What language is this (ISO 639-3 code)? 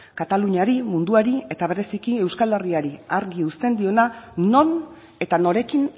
eus